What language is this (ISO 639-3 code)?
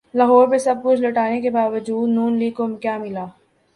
urd